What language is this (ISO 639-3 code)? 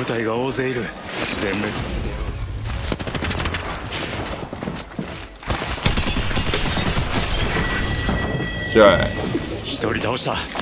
jpn